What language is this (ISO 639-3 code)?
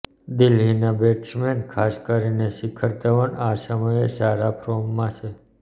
guj